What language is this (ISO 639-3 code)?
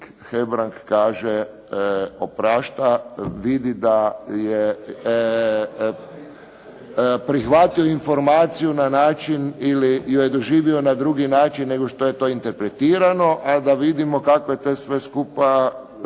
hrv